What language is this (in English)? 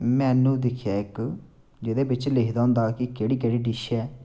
Dogri